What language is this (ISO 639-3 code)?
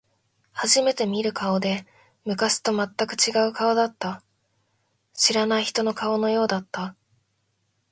jpn